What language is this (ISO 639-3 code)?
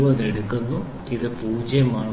mal